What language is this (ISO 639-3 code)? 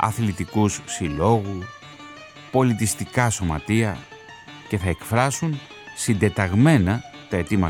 ell